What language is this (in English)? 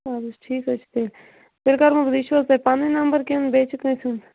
Kashmiri